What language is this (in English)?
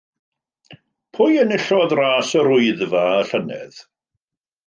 Welsh